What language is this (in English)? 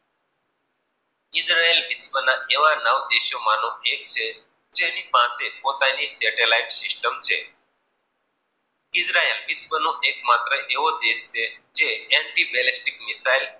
Gujarati